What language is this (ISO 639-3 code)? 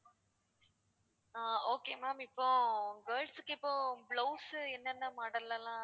tam